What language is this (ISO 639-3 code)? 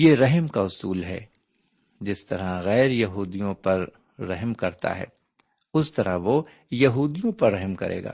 urd